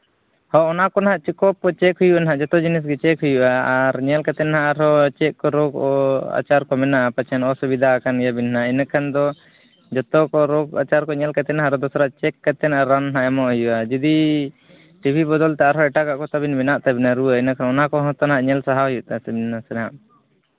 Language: Santali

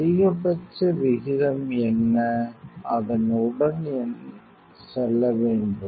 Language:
Tamil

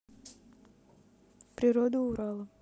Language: Russian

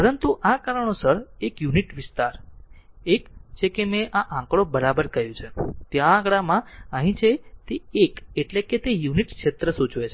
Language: Gujarati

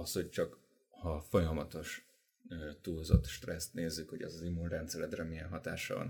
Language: Hungarian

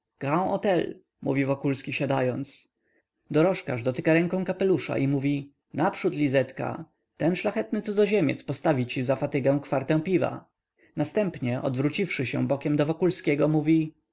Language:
Polish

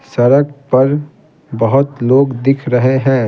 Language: Hindi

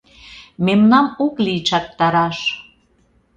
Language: Mari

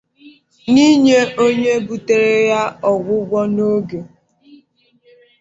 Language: Igbo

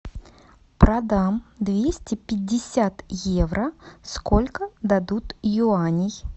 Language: Russian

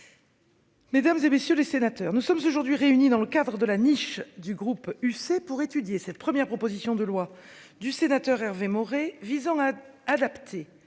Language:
French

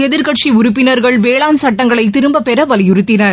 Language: Tamil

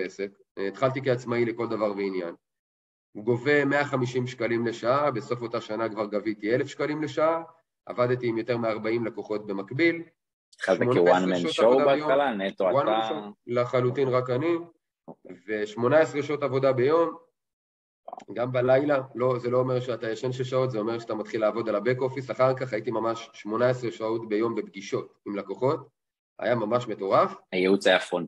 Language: Hebrew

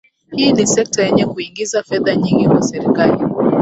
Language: Swahili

